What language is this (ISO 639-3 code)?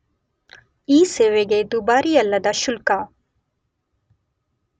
kan